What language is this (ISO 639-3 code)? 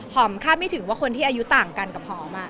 tha